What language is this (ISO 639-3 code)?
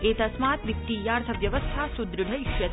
san